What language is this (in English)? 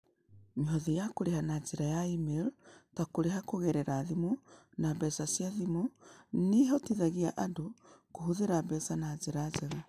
Kikuyu